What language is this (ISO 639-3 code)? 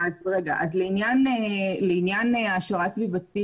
heb